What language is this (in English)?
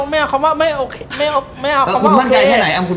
Thai